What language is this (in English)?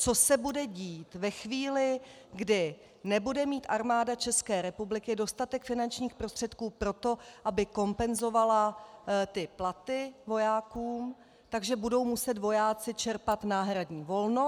Czech